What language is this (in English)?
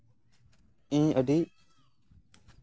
Santali